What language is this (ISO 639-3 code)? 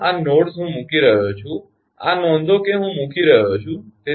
guj